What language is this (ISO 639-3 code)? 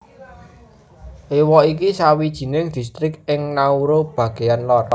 jav